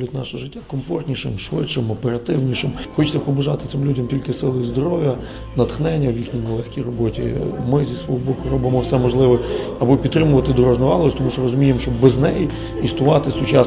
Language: Ukrainian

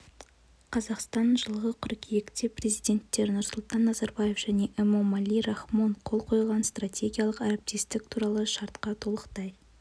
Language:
Kazakh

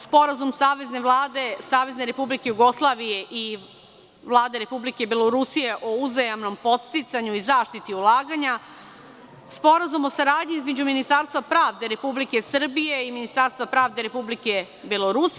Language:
Serbian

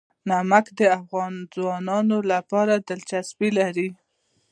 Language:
Pashto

